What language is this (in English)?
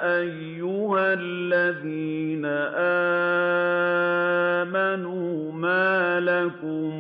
Arabic